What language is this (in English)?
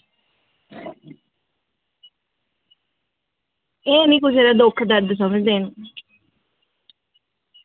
Dogri